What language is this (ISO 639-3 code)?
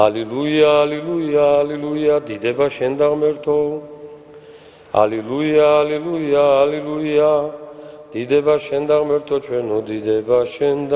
ron